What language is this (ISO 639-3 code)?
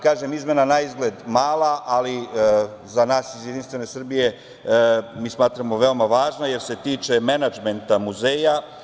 srp